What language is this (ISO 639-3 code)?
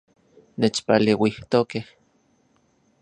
ncx